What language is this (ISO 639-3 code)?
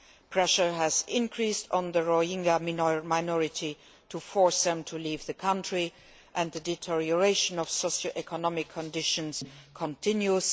eng